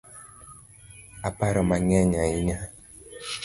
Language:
Luo (Kenya and Tanzania)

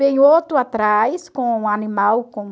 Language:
Portuguese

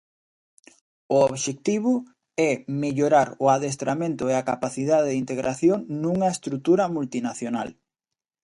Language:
Galician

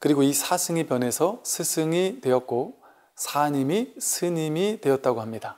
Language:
Korean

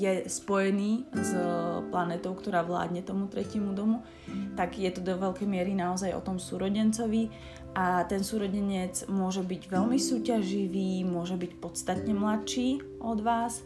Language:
Slovak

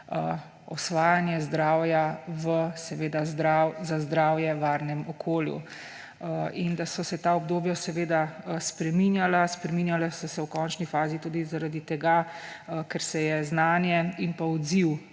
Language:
Slovenian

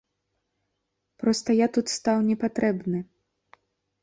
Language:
Belarusian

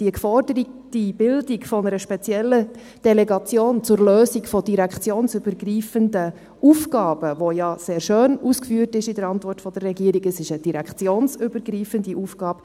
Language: Swiss German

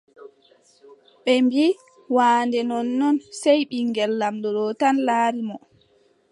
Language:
Adamawa Fulfulde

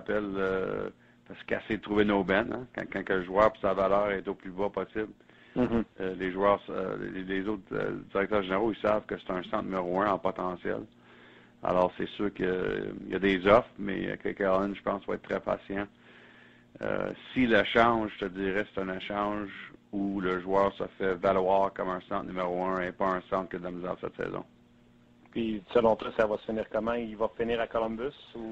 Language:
French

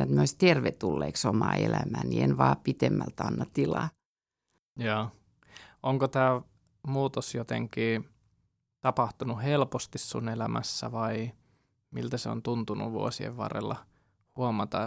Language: Finnish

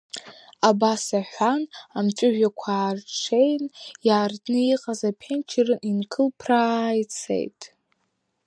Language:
Abkhazian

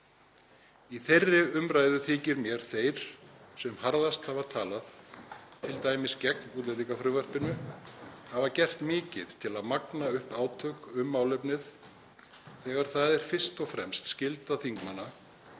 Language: Icelandic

